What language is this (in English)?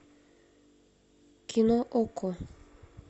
Russian